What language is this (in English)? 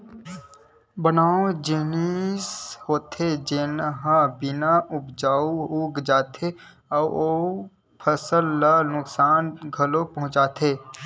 Chhattisgarhi